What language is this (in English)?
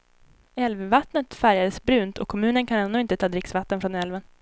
Swedish